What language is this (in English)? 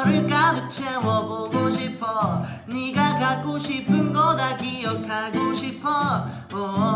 Japanese